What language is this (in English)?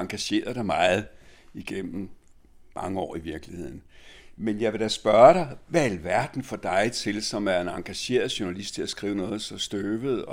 Danish